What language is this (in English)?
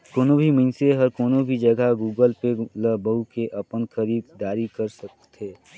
Chhattisgarhi